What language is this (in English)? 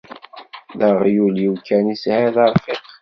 Kabyle